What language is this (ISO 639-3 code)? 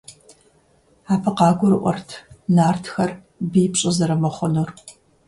kbd